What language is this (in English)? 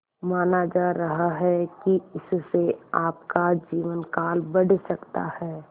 Hindi